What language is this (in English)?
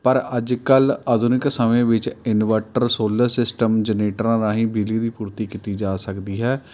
Punjabi